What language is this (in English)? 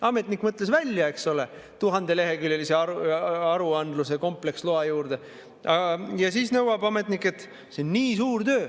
Estonian